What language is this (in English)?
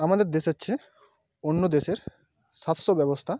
Bangla